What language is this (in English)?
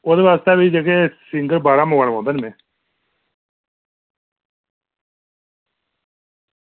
Dogri